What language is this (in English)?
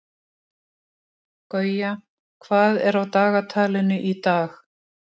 Icelandic